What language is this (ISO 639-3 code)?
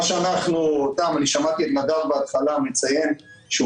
heb